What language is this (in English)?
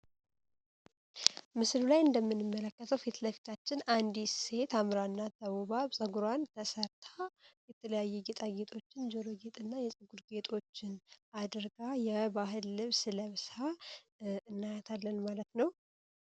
Amharic